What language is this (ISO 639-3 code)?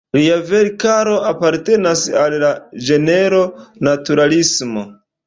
epo